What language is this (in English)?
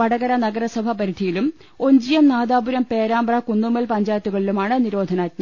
Malayalam